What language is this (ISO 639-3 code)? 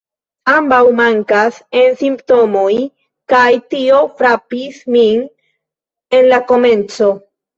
epo